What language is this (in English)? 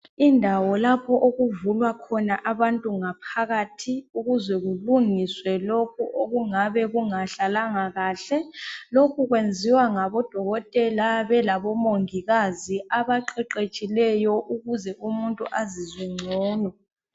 North Ndebele